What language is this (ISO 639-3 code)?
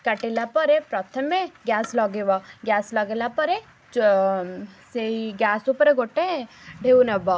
ori